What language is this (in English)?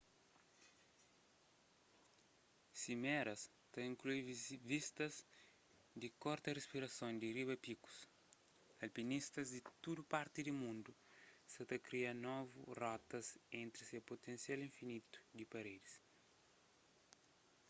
Kabuverdianu